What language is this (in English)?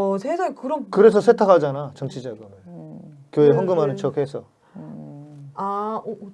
Korean